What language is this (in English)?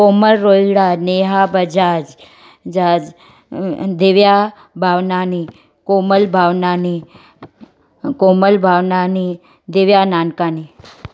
Sindhi